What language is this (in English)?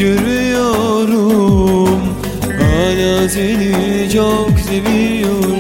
Turkish